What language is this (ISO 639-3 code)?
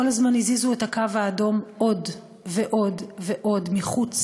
heb